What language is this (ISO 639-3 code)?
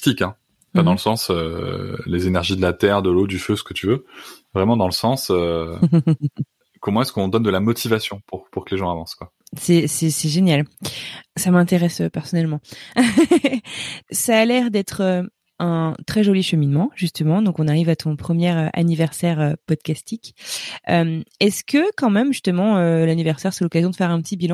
fra